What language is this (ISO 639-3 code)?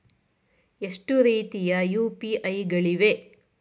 kan